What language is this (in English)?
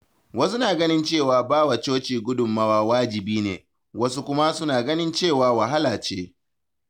Hausa